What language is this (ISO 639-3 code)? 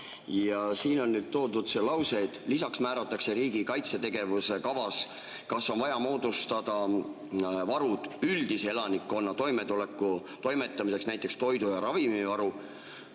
est